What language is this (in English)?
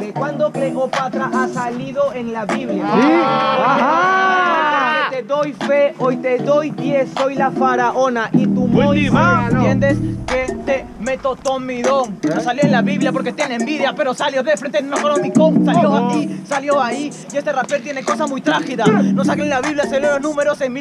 Spanish